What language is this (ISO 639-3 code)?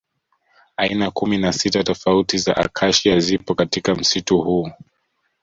swa